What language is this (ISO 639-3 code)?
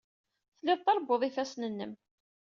kab